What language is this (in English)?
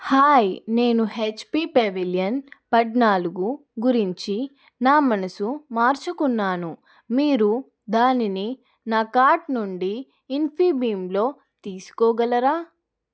Telugu